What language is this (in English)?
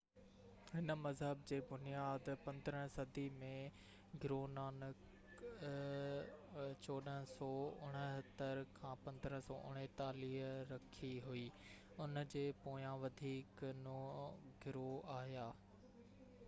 Sindhi